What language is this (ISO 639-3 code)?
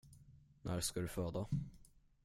swe